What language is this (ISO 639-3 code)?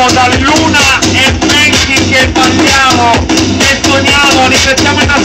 ind